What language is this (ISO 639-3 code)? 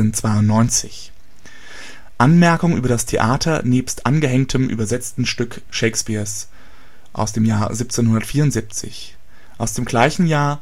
deu